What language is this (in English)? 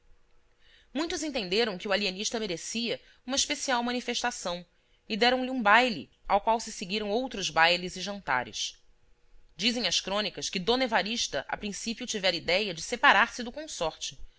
Portuguese